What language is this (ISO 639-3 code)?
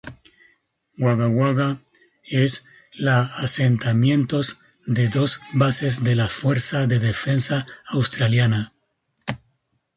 spa